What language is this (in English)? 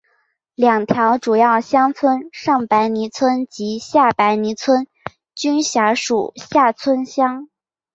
Chinese